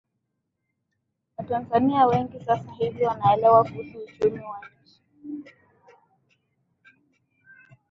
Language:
Swahili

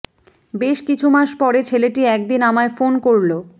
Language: Bangla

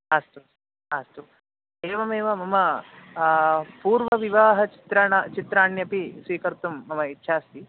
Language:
Sanskrit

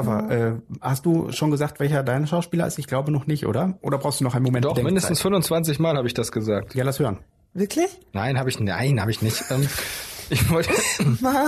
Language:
German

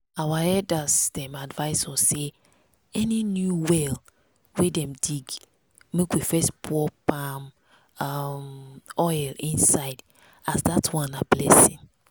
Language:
Nigerian Pidgin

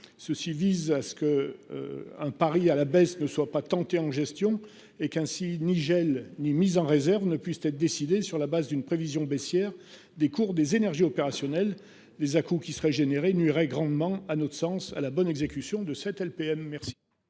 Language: French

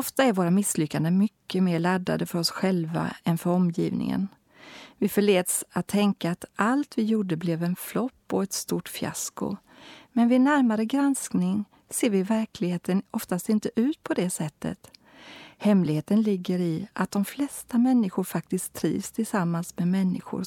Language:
Swedish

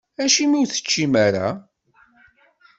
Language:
Kabyle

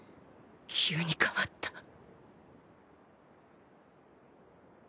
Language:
Japanese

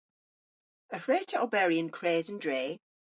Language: Cornish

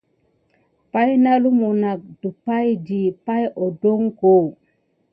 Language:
Gidar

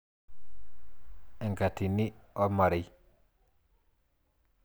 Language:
Masai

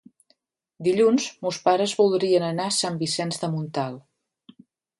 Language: Catalan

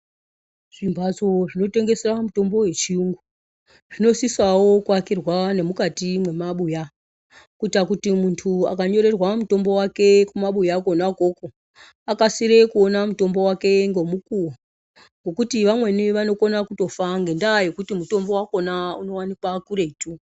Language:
Ndau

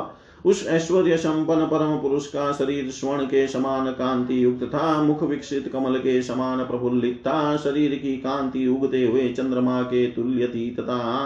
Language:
Hindi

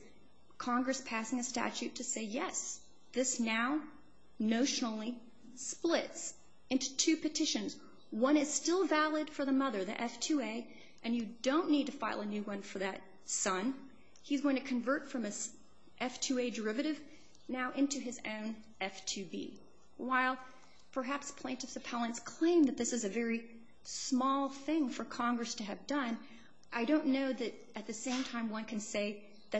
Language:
English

